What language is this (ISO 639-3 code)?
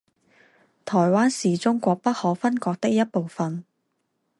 zho